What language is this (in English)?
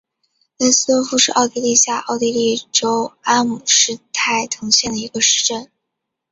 Chinese